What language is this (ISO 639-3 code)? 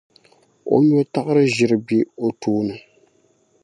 dag